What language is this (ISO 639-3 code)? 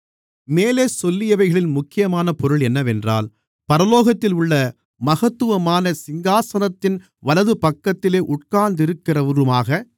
tam